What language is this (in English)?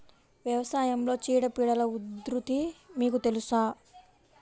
Telugu